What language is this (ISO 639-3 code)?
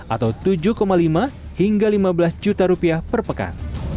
ind